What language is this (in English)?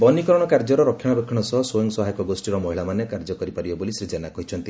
Odia